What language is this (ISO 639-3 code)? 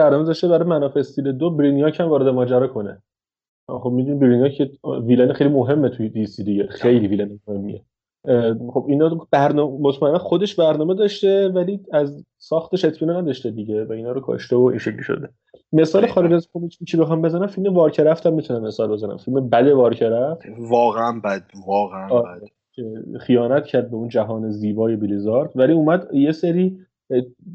fas